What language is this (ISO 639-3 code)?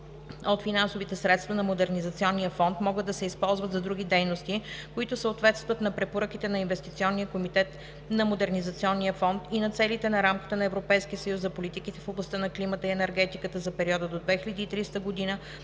bul